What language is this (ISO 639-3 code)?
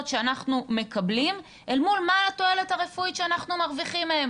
heb